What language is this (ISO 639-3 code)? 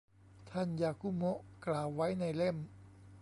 tha